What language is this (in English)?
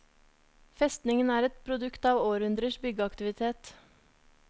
Norwegian